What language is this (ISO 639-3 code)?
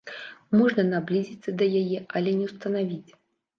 bel